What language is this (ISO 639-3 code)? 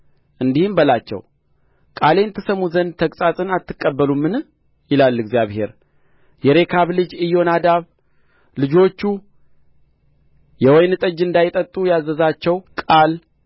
amh